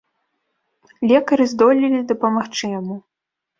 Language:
Belarusian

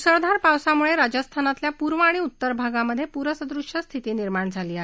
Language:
Marathi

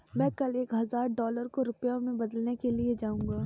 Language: Hindi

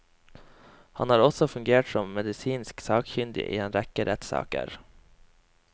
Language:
Norwegian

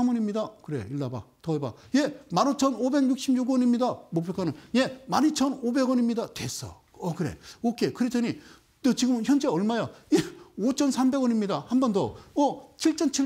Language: Korean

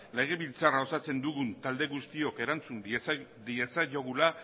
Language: Basque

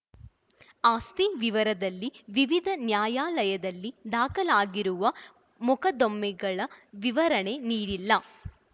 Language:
Kannada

